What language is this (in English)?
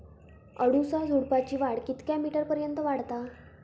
Marathi